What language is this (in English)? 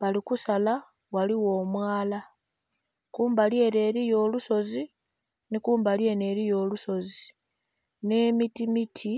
Soga